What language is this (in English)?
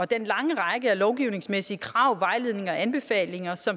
Danish